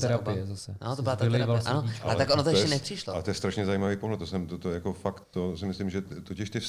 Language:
Czech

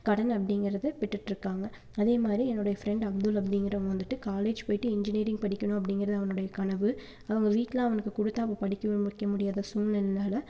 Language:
Tamil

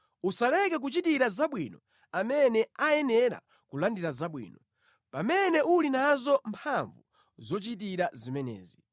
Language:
Nyanja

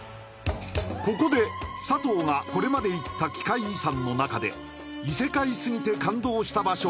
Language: Japanese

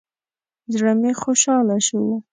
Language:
Pashto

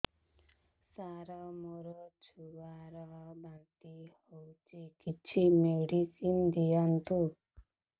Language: Odia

